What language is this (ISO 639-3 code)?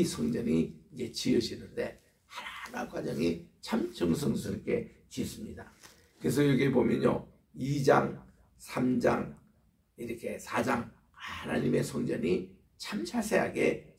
kor